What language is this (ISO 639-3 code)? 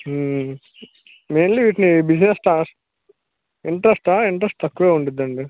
tel